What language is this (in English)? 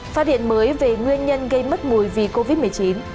Vietnamese